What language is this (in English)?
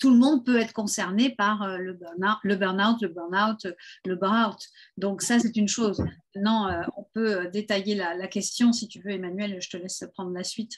French